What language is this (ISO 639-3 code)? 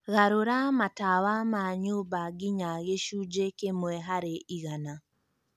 kik